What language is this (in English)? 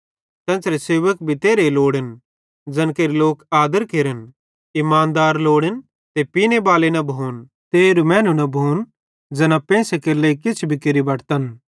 Bhadrawahi